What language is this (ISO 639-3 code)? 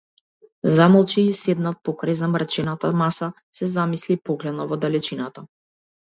mkd